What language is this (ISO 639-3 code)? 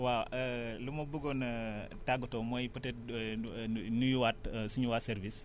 wol